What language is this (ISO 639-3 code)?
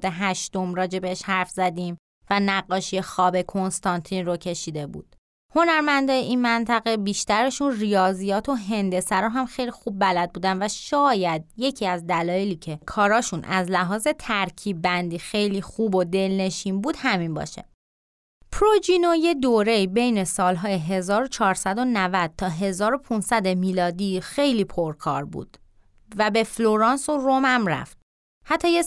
fas